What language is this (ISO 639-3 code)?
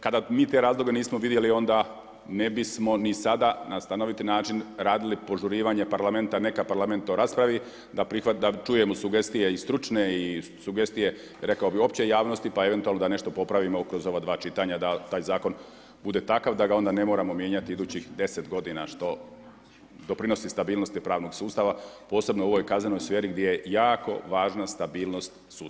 hrv